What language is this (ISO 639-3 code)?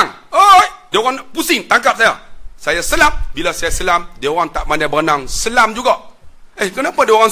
msa